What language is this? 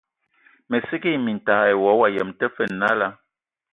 Ewondo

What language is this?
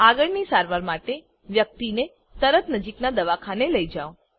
Gujarati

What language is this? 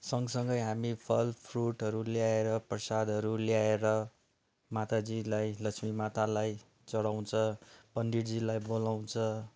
Nepali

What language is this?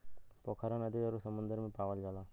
Bhojpuri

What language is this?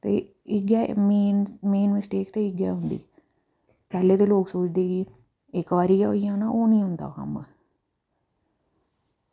Dogri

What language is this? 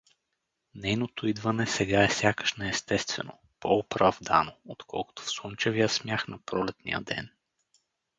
Bulgarian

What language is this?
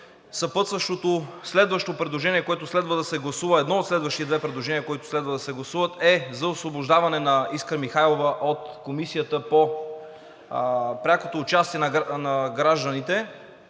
Bulgarian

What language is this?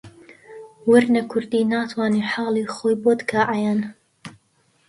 Central Kurdish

